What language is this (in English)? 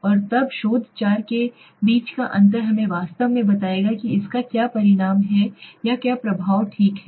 Hindi